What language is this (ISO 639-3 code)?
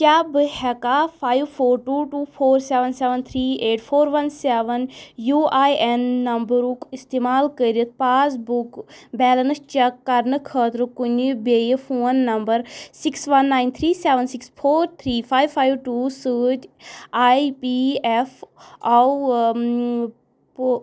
kas